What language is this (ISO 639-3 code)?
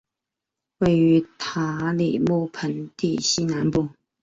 zho